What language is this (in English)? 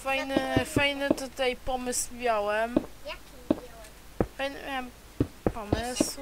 Polish